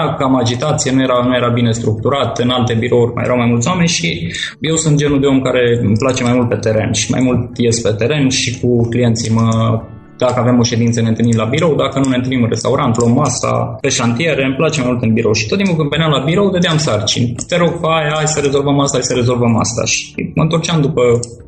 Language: Romanian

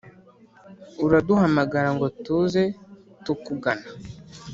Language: Kinyarwanda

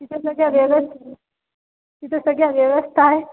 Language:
Marathi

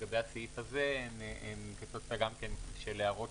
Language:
Hebrew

